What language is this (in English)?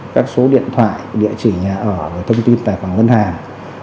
Vietnamese